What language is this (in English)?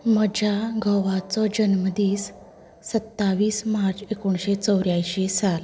Konkani